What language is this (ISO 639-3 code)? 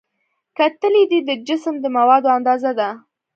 pus